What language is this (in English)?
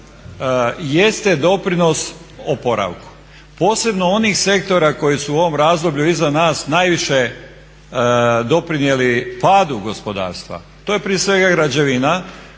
Croatian